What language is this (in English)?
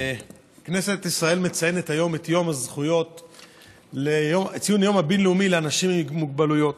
Hebrew